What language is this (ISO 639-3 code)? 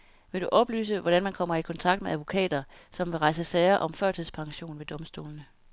dan